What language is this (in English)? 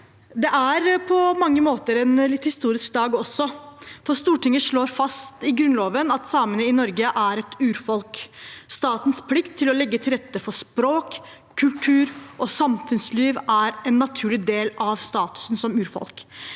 Norwegian